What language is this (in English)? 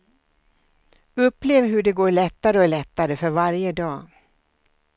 Swedish